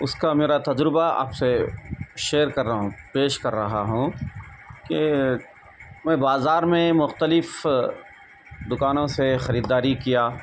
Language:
Urdu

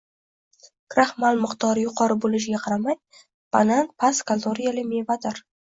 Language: Uzbek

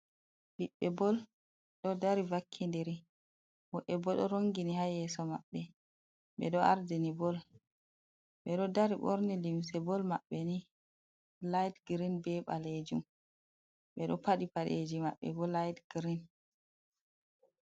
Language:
Fula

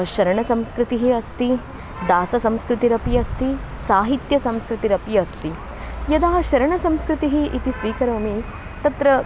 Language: Sanskrit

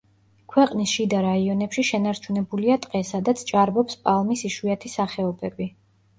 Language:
Georgian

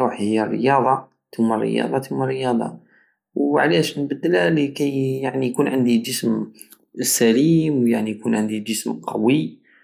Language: Algerian Saharan Arabic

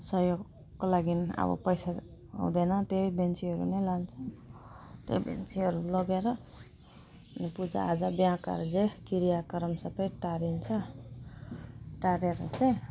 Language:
Nepali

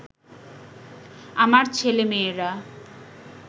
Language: Bangla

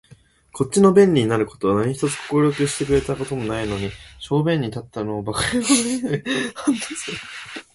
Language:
Japanese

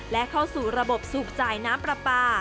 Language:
Thai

